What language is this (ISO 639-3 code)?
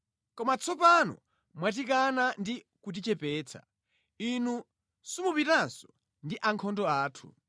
nya